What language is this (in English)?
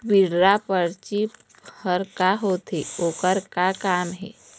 Chhattisgarhi